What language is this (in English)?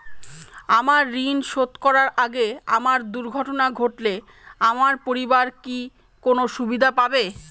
Bangla